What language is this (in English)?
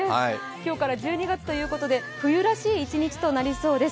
Japanese